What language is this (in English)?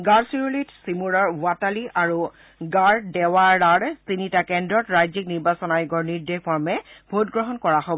Assamese